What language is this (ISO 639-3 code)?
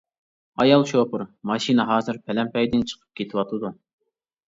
uig